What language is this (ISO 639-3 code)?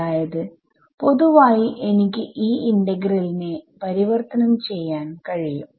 mal